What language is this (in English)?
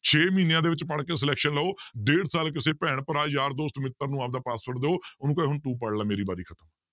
Punjabi